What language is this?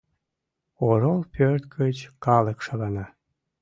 Mari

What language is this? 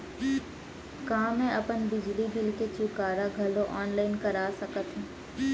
Chhattisgarhi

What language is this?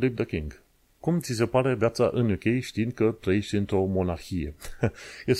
Romanian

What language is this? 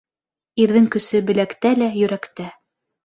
Bashkir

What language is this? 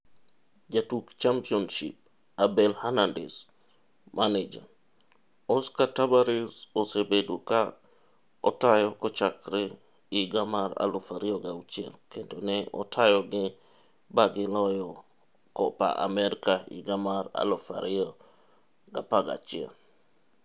Luo (Kenya and Tanzania)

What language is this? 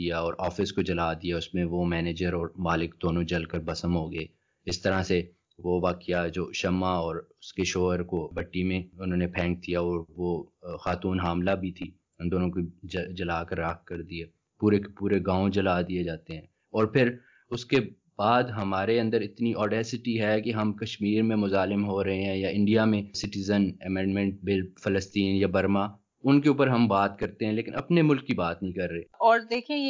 Urdu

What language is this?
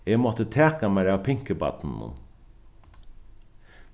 Faroese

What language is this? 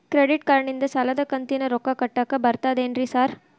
Kannada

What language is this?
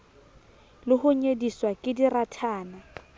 Southern Sotho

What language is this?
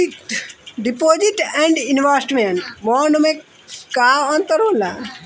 Bhojpuri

